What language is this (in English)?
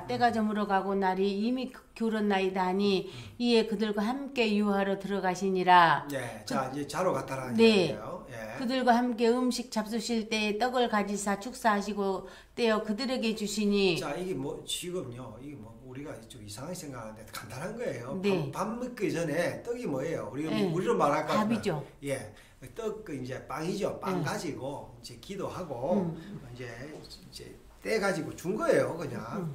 Korean